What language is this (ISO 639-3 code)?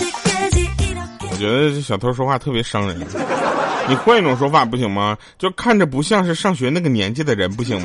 zho